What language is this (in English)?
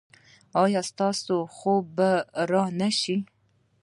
Pashto